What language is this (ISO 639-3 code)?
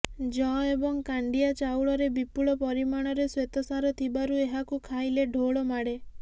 ori